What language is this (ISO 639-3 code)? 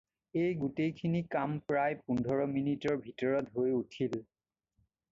asm